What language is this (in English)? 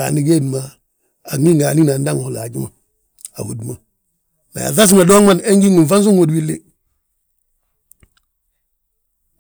Balanta-Ganja